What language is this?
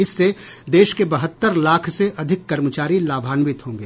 Hindi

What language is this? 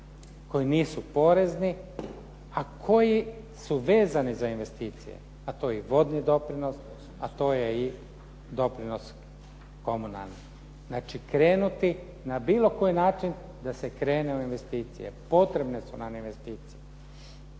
Croatian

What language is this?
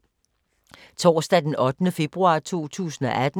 Danish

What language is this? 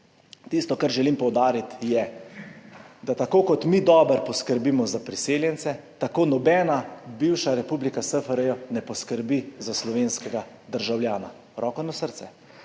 Slovenian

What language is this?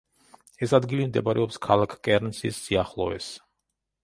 Georgian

